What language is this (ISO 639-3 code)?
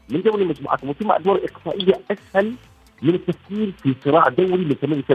ara